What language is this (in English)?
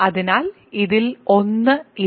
Malayalam